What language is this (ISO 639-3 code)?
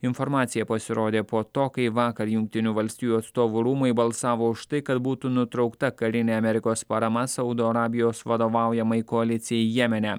lit